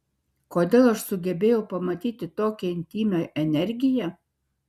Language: Lithuanian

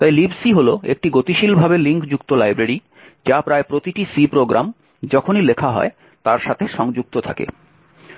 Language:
Bangla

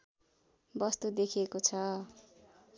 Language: Nepali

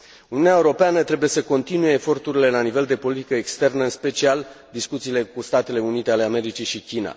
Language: Romanian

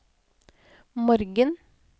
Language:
Norwegian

